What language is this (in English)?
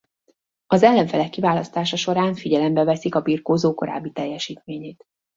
Hungarian